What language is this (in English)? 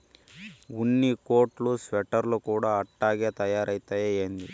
Telugu